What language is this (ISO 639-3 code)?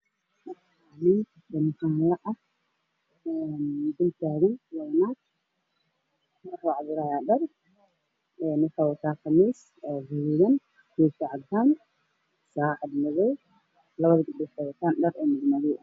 som